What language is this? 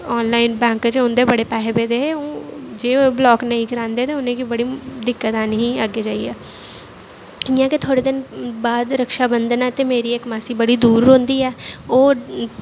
Dogri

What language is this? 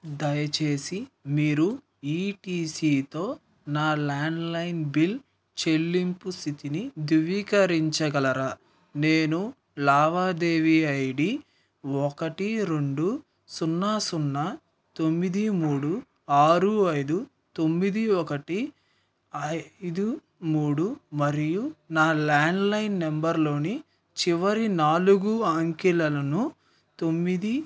Telugu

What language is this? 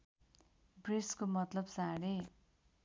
Nepali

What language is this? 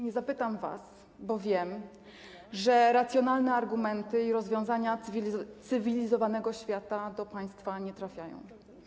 Polish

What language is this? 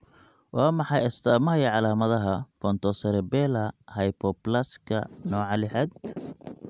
Somali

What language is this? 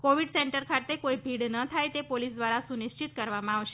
Gujarati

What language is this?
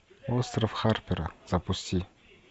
Russian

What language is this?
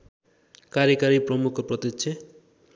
Nepali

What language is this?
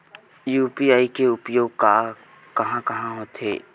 Chhattisgarhi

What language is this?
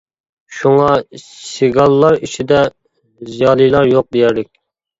Uyghur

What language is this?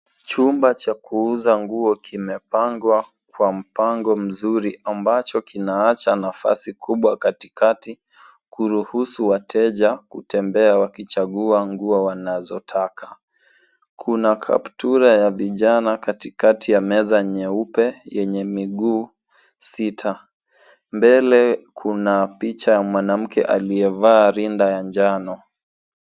Swahili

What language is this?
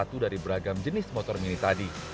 Indonesian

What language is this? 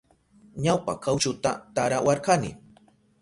Southern Pastaza Quechua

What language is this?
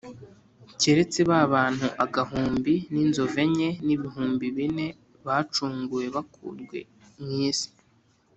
Kinyarwanda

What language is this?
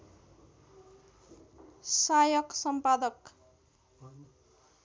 Nepali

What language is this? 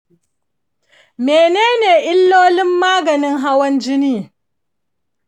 Hausa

